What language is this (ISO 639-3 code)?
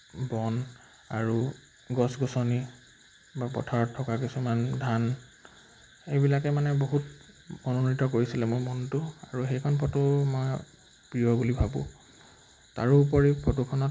asm